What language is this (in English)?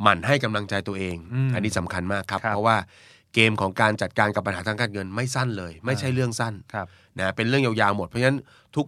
Thai